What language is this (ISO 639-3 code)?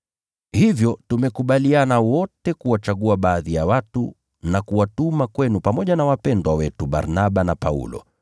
swa